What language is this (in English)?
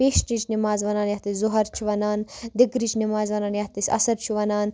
Kashmiri